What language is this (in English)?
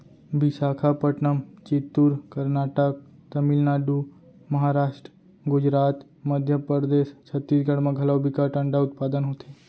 Chhattisgarhi